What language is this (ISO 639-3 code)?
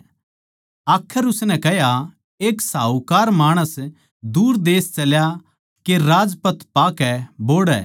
bgc